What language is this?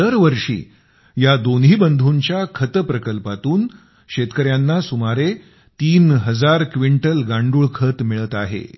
Marathi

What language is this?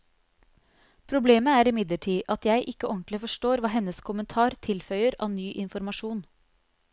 Norwegian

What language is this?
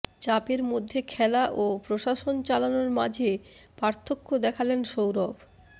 Bangla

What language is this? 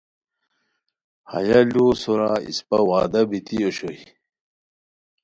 Khowar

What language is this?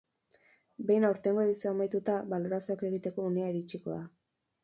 Basque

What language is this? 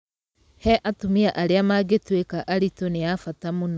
Kikuyu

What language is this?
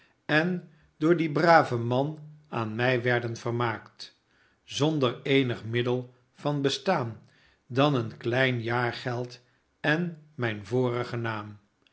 Dutch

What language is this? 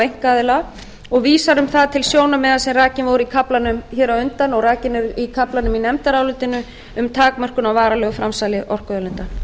Icelandic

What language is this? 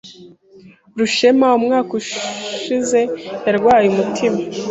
Kinyarwanda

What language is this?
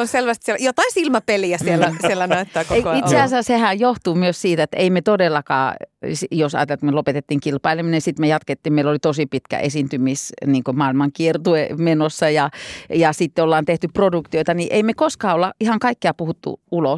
Finnish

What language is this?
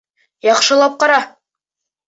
Bashkir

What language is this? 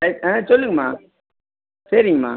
Tamil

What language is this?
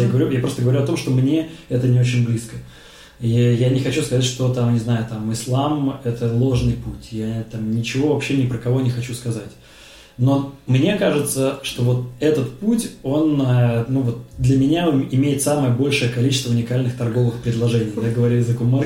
Russian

